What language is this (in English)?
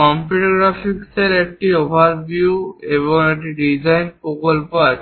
Bangla